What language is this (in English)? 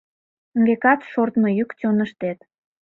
Mari